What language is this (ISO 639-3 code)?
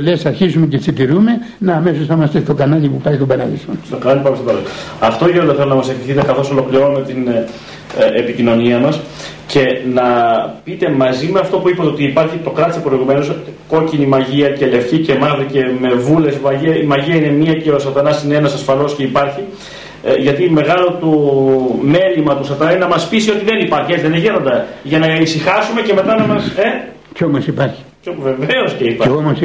ell